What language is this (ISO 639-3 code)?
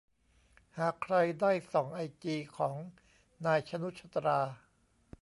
tha